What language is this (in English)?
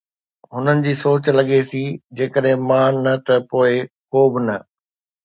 Sindhi